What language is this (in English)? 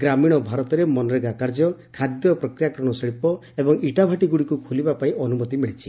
Odia